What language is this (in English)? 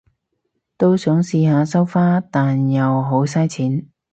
Cantonese